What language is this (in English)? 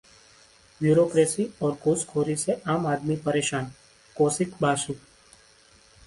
Hindi